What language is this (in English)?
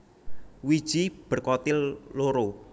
Javanese